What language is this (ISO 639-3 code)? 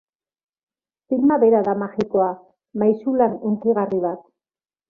eus